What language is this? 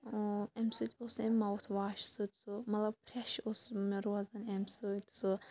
Kashmiri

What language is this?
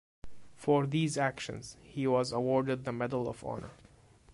English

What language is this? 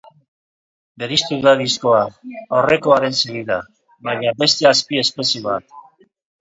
Basque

